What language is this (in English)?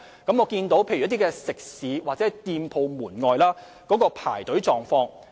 Cantonese